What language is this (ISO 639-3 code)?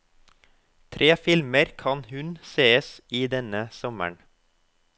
nor